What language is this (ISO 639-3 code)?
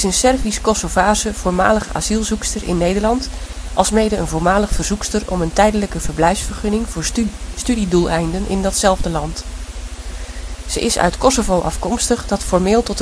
nld